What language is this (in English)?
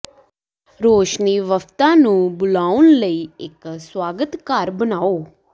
Punjabi